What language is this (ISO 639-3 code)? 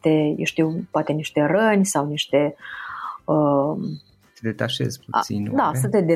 ron